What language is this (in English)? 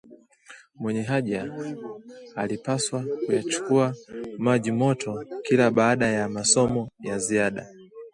Swahili